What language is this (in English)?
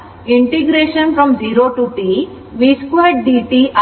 Kannada